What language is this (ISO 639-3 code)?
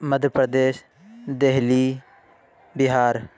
urd